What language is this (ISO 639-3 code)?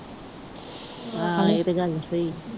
pan